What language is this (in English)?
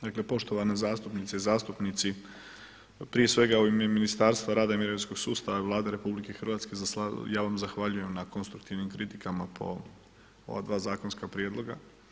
Croatian